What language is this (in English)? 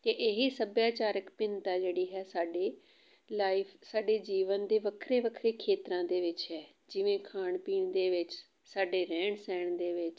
Punjabi